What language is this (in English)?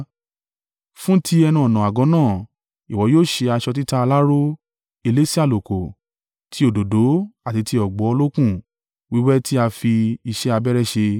Yoruba